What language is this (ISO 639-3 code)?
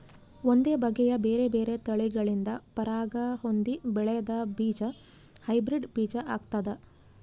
kan